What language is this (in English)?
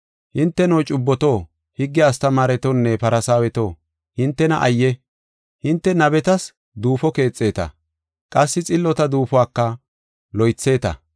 Gofa